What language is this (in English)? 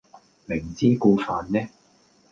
Cantonese